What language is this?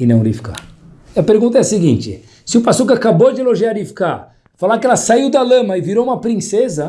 Portuguese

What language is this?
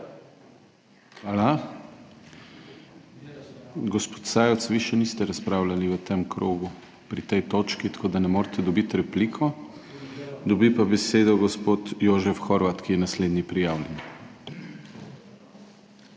Slovenian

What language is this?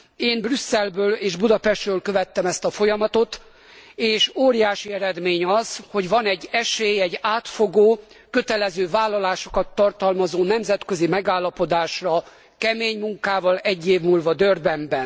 Hungarian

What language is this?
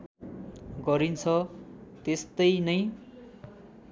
Nepali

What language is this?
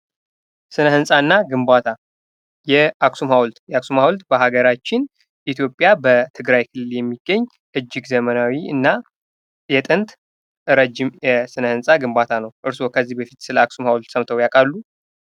Amharic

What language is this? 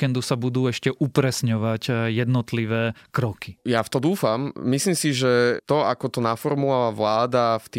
Slovak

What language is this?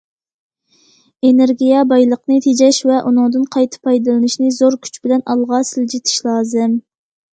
Uyghur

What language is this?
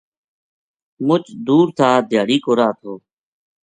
Gujari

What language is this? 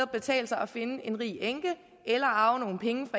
Danish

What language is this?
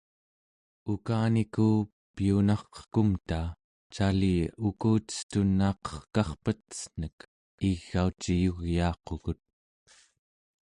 Central Yupik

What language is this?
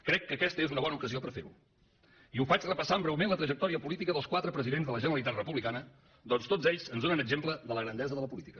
Catalan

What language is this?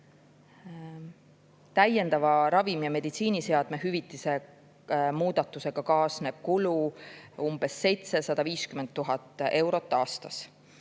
Estonian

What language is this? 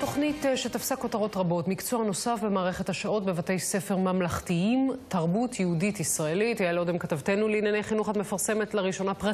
Hebrew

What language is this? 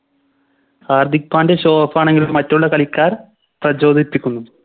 Malayalam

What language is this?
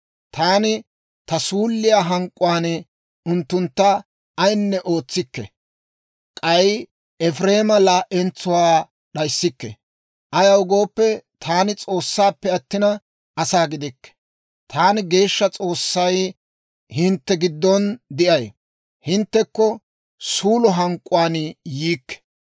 Dawro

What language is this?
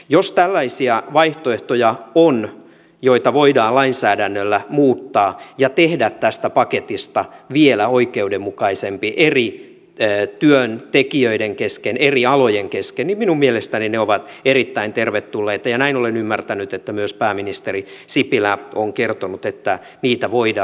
Finnish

